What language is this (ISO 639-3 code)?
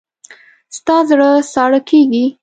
pus